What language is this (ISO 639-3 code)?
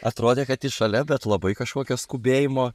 lit